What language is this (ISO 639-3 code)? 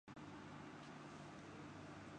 urd